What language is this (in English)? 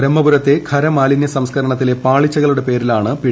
Malayalam